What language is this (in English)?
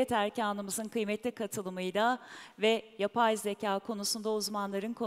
Turkish